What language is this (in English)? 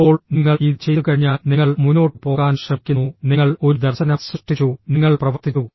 Malayalam